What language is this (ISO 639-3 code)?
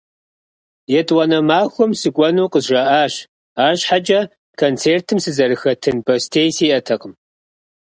kbd